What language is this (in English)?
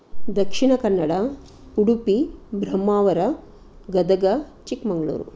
Sanskrit